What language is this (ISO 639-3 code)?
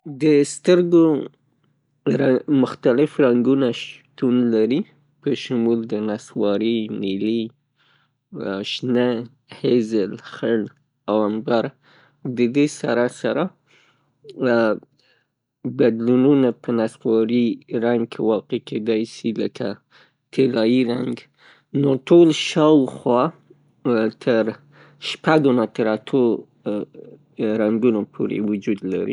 pus